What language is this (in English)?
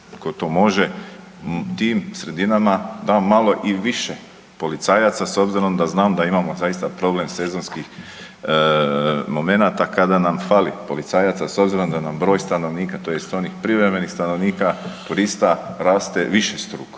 Croatian